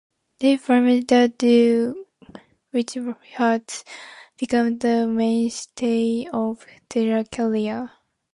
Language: English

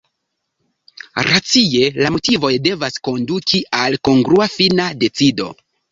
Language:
Esperanto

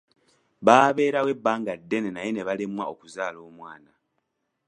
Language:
Ganda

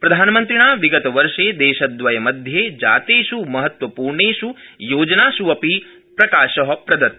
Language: Sanskrit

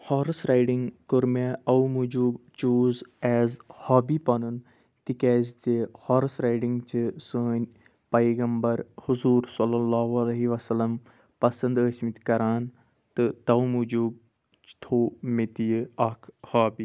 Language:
Kashmiri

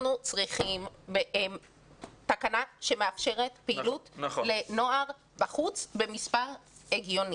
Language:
Hebrew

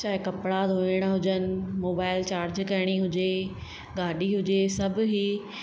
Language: Sindhi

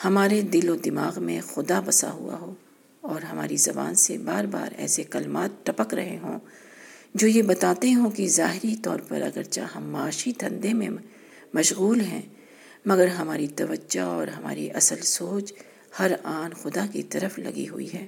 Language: Urdu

